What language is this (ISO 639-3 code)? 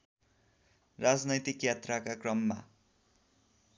nep